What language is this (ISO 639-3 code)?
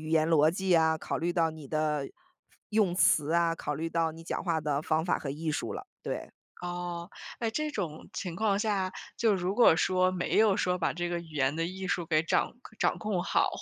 zho